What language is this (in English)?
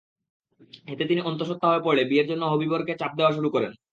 Bangla